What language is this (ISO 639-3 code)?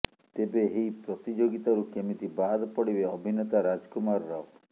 ori